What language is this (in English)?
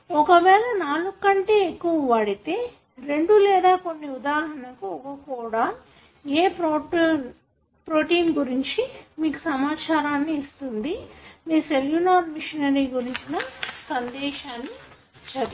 Telugu